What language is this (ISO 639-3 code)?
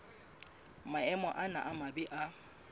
sot